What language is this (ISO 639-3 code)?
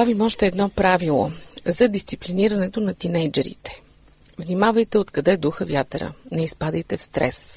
bul